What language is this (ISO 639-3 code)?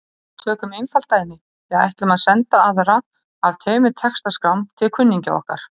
isl